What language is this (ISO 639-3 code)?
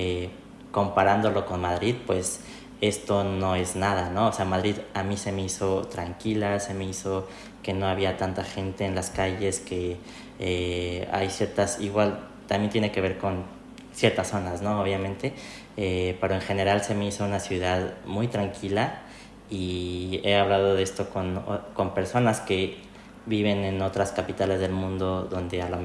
spa